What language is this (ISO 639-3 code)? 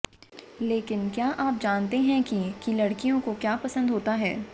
hin